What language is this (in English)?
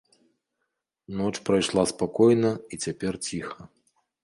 Belarusian